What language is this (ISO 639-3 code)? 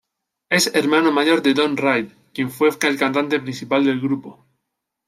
spa